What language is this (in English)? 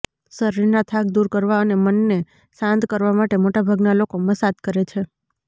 Gujarati